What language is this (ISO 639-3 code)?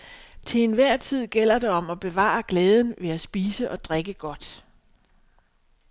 dan